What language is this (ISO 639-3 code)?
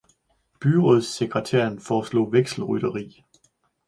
dan